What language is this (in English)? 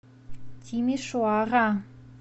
Russian